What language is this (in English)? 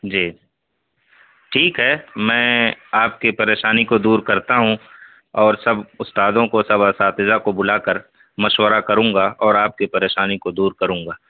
Urdu